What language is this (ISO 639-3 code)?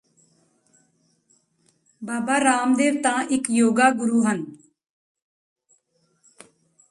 pan